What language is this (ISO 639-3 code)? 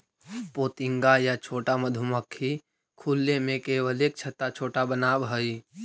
mag